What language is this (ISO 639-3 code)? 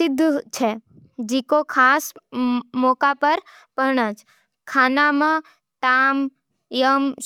noe